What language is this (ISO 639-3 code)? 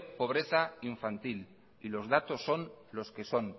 spa